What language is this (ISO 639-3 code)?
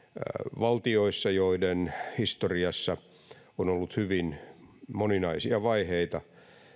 fin